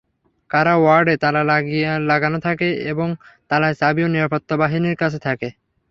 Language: Bangla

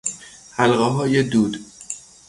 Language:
Persian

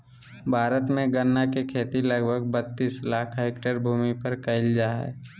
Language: Magahi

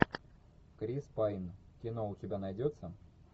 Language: Russian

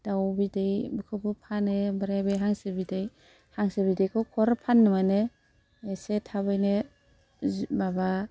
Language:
Bodo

